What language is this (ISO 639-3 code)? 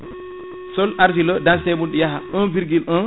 ful